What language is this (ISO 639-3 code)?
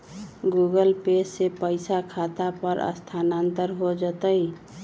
mag